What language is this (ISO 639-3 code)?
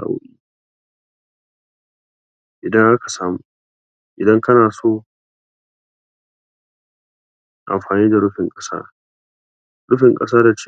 hau